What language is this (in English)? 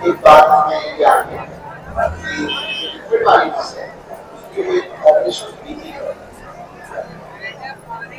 Hindi